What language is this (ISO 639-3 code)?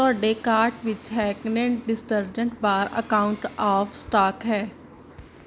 pan